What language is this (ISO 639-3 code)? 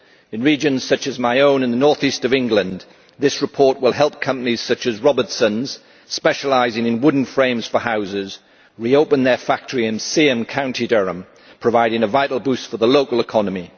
eng